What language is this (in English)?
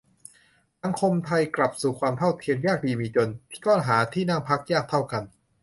Thai